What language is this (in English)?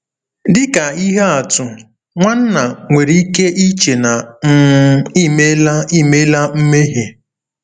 Igbo